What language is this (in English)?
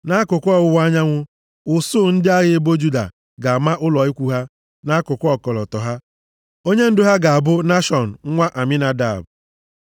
Igbo